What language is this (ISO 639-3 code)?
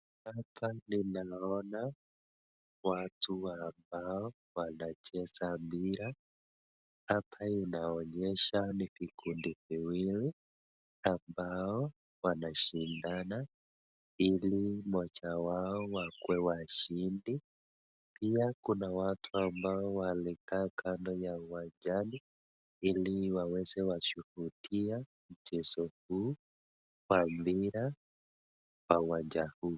swa